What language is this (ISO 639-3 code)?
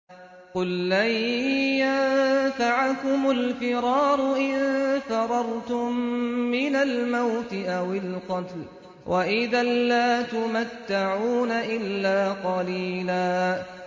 ara